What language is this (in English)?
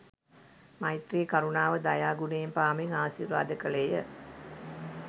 Sinhala